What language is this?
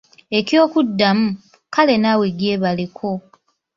Ganda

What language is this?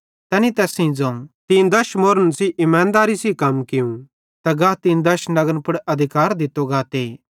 Bhadrawahi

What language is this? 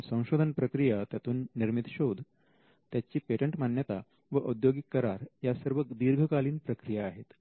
Marathi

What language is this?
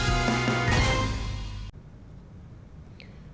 Vietnamese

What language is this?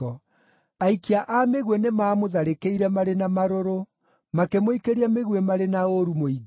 Kikuyu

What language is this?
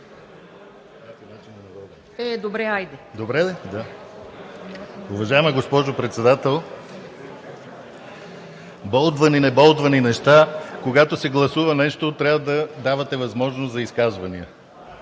Bulgarian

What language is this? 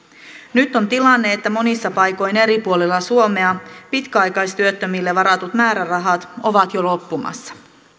Finnish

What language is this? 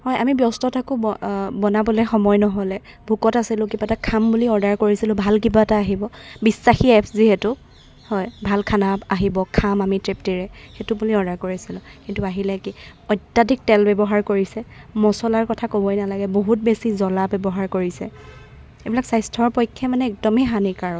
Assamese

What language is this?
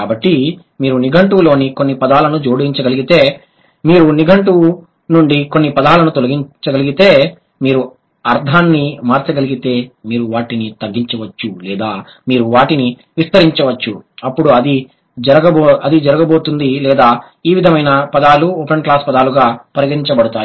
Telugu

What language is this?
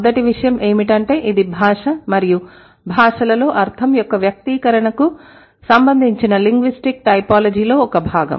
Telugu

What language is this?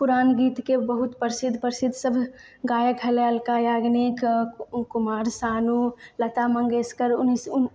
Maithili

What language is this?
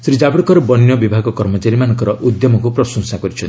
Odia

